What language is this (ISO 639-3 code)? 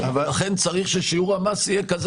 heb